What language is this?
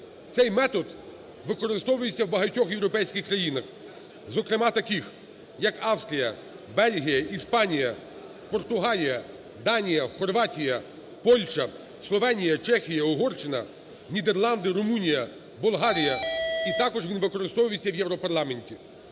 Ukrainian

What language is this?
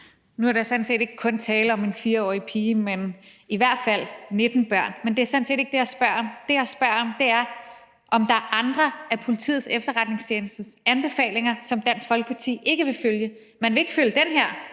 Danish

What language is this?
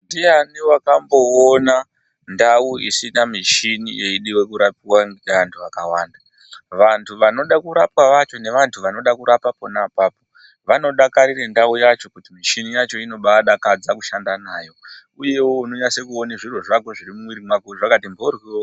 Ndau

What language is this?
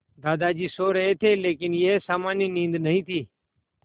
Hindi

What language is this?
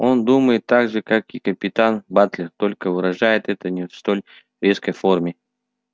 Russian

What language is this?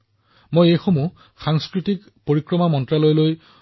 Assamese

